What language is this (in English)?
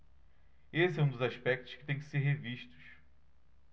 Portuguese